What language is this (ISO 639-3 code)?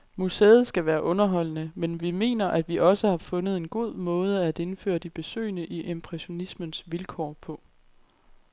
dan